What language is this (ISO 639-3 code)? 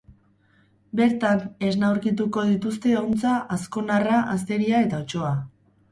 eus